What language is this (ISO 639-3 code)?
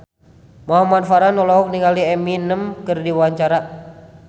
sun